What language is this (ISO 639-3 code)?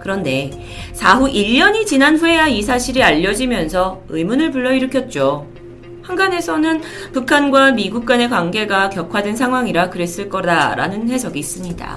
kor